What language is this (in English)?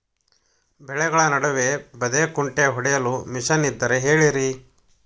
Kannada